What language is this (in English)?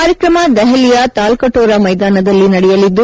Kannada